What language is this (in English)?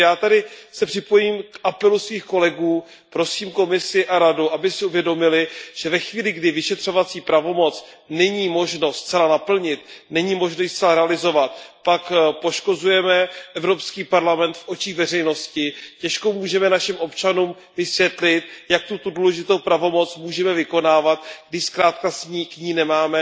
Czech